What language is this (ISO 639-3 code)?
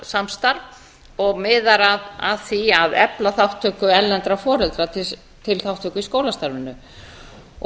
isl